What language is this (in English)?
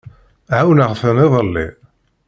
Kabyle